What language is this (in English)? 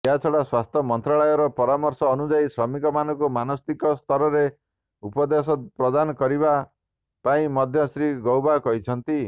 Odia